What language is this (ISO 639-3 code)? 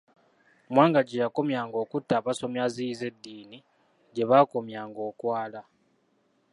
lug